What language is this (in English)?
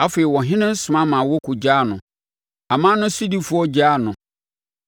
Akan